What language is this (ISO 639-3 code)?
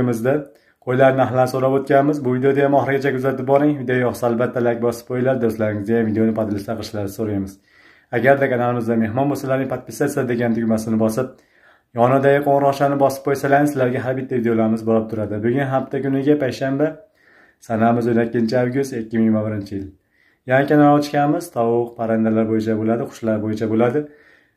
tur